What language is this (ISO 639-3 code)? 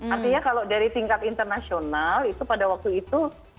ind